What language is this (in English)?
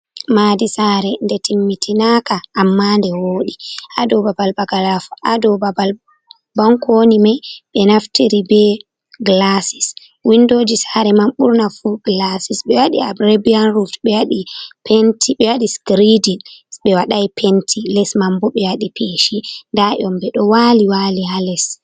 Fula